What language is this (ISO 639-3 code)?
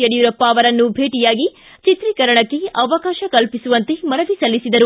kan